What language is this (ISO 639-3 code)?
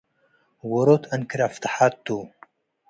tig